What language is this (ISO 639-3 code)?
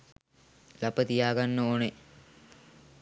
sin